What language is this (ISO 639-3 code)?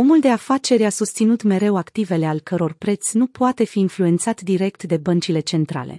ron